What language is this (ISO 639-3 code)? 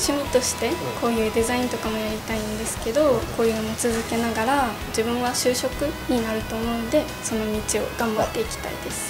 jpn